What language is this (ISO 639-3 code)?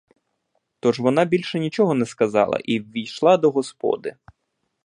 ukr